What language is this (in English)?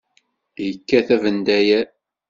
Kabyle